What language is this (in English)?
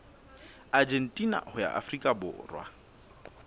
Southern Sotho